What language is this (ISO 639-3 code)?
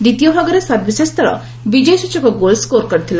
ori